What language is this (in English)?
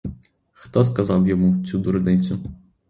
Ukrainian